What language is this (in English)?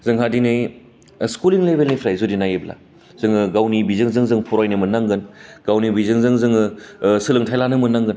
Bodo